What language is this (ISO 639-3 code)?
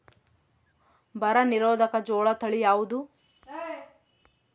kan